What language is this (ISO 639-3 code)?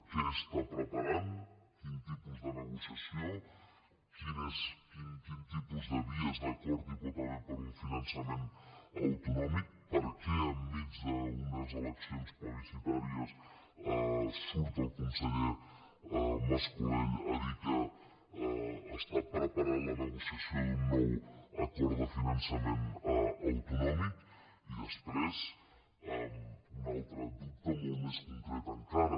cat